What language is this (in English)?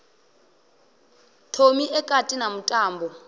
Venda